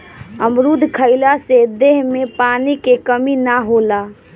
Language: Bhojpuri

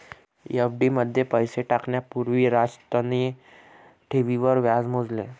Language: Marathi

